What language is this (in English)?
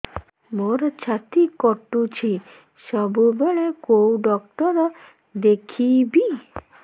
Odia